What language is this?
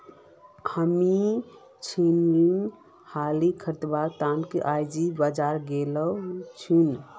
Magahi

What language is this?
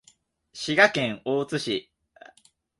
Japanese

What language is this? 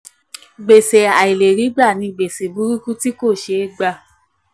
Yoruba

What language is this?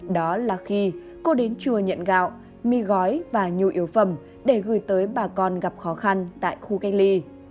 Vietnamese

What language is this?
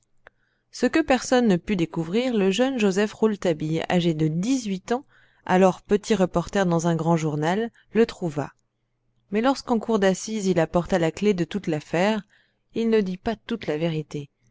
French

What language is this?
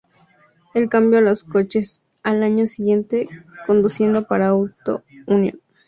Spanish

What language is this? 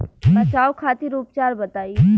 Bhojpuri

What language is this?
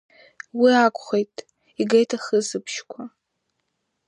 Abkhazian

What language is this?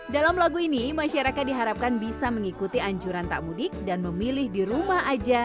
Indonesian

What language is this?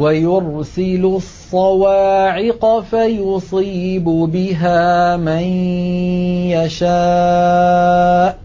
Arabic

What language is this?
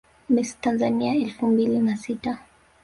Swahili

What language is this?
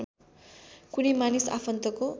Nepali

